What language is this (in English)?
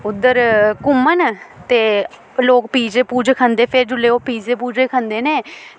Dogri